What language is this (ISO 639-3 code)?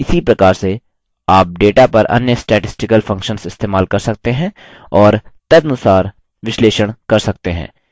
hin